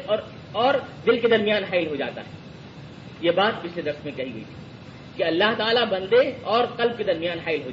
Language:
Urdu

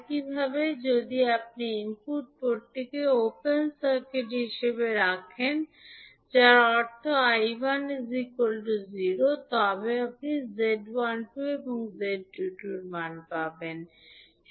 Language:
Bangla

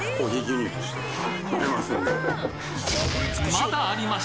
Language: Japanese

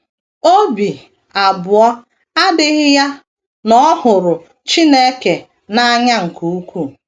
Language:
Igbo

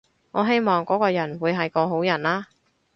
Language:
Cantonese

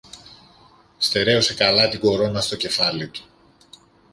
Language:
Greek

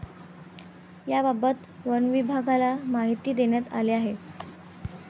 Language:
Marathi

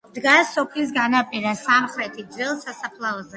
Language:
Georgian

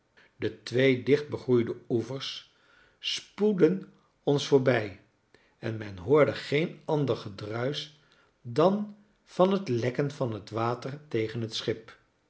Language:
Dutch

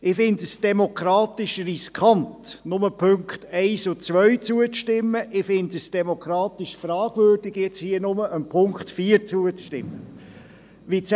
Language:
Swiss German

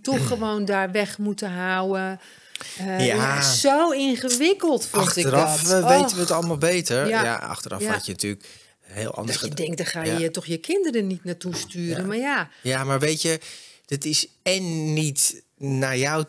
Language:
Dutch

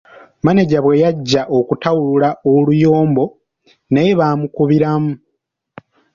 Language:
Ganda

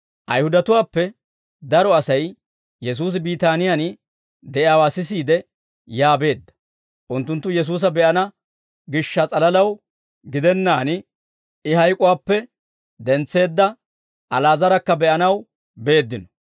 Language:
Dawro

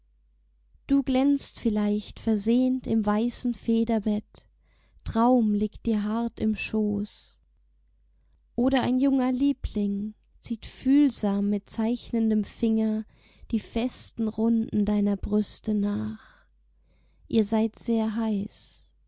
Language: German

